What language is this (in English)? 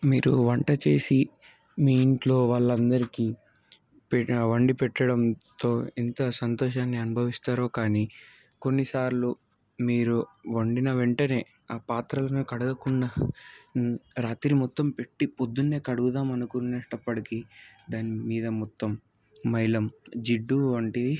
Telugu